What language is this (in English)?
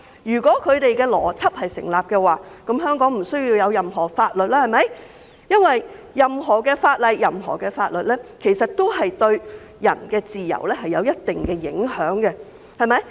Cantonese